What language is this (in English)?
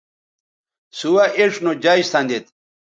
Bateri